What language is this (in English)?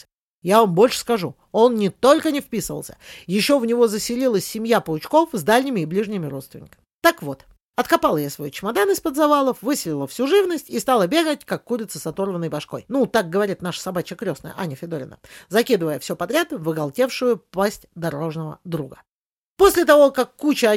Russian